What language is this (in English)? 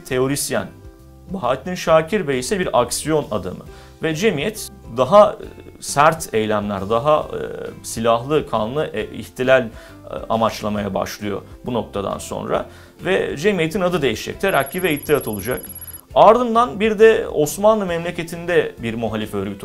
Turkish